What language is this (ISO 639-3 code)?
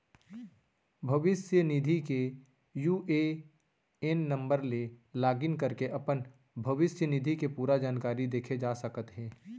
hne